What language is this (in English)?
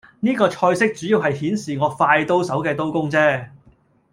Cantonese